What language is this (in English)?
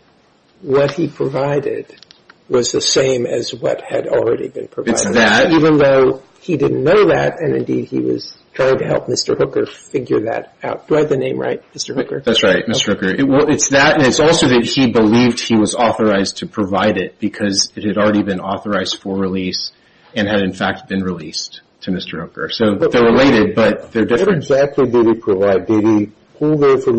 English